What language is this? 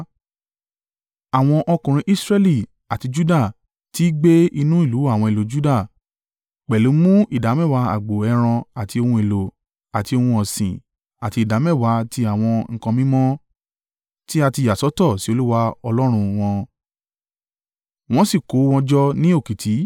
Yoruba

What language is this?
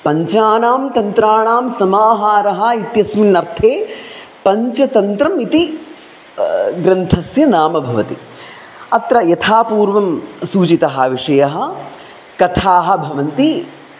Sanskrit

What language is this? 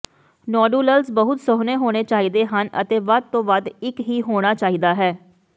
Punjabi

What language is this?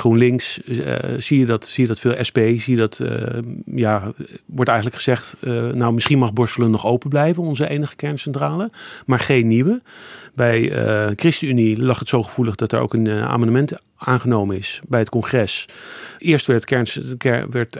Dutch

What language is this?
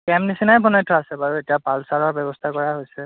Assamese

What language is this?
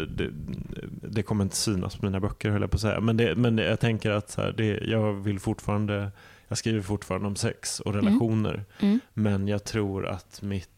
Swedish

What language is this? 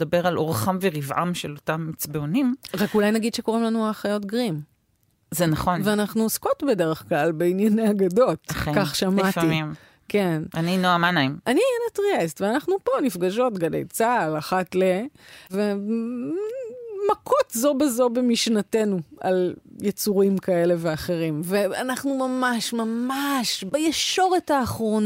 Hebrew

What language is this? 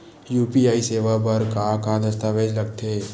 Chhattisgarhi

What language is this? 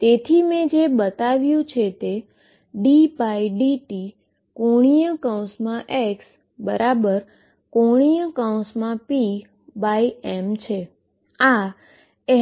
Gujarati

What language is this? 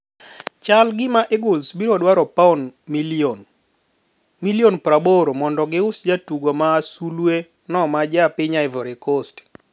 Luo (Kenya and Tanzania)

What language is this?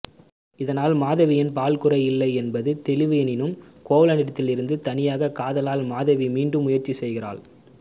Tamil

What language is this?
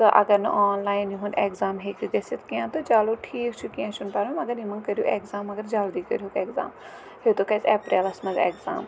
Kashmiri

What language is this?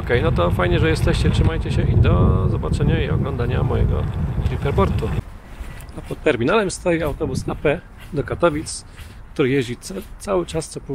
Polish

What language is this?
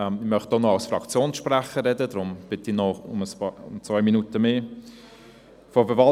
Swiss German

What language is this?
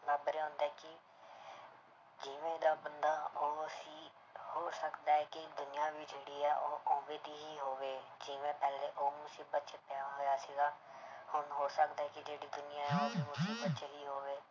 Punjabi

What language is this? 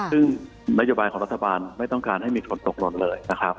Thai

